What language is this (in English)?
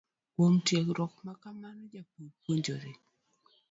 Luo (Kenya and Tanzania)